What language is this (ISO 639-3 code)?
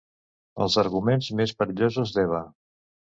cat